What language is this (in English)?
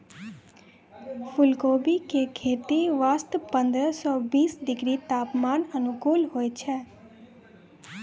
Maithili